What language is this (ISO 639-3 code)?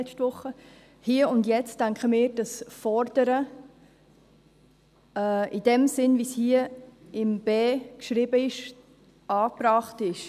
gsw